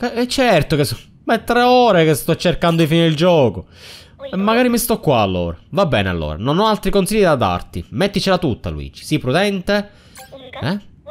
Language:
Italian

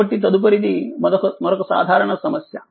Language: Telugu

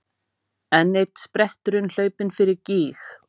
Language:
Icelandic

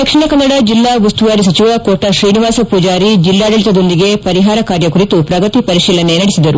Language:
Kannada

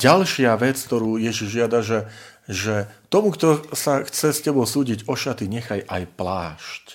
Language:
Slovak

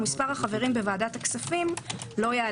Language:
Hebrew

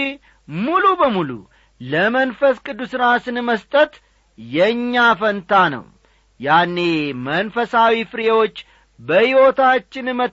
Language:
Amharic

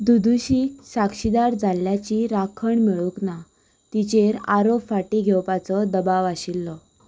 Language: Konkani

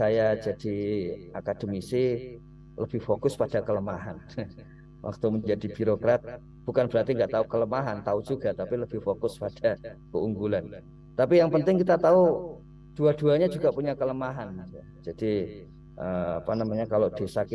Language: Indonesian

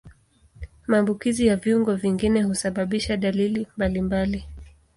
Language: Swahili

